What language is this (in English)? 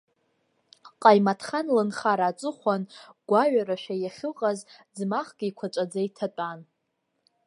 Abkhazian